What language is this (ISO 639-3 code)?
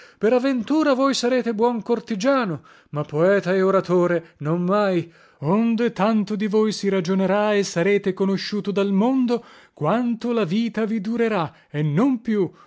ita